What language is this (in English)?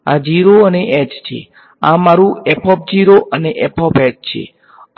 Gujarati